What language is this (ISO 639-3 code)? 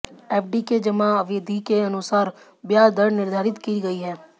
hin